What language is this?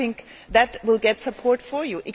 English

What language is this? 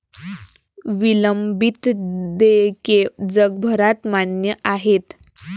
Marathi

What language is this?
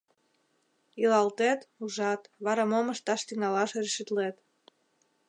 Mari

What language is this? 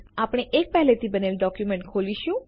Gujarati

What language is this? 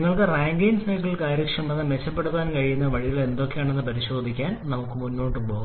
Malayalam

